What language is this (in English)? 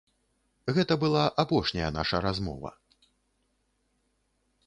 Belarusian